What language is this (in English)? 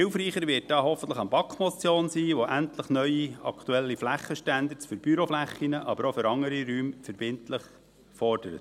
Swiss German